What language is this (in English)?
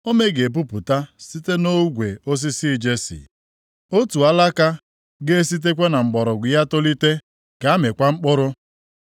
Igbo